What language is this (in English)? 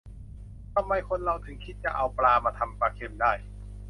Thai